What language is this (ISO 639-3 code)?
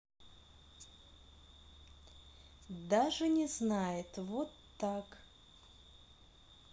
rus